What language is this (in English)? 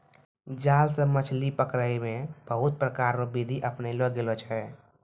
Maithili